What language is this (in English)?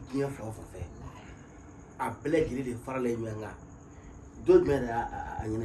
Indonesian